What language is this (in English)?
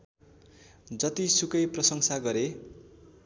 Nepali